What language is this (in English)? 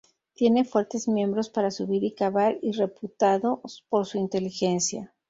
Spanish